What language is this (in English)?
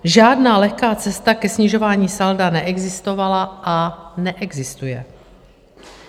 Czech